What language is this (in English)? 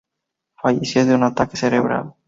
Spanish